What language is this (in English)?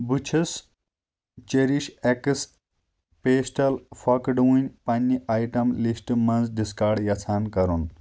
Kashmiri